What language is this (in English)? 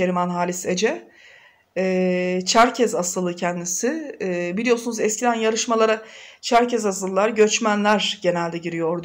Turkish